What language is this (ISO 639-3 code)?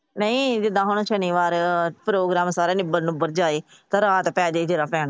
pan